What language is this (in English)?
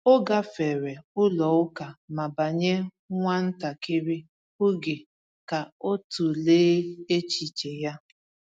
Igbo